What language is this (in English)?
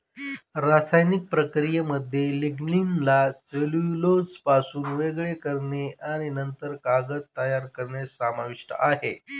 Marathi